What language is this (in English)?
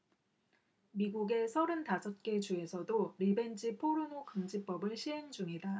Korean